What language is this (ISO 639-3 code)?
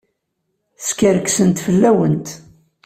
kab